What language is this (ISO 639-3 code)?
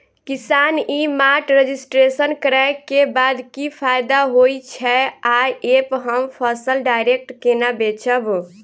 mai